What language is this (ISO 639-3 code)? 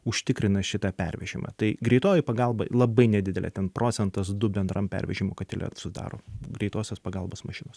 lit